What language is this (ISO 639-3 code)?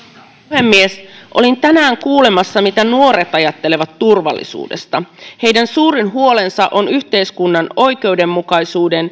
fin